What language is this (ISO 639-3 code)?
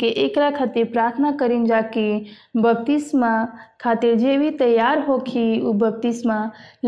hin